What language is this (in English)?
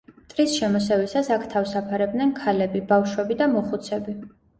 Georgian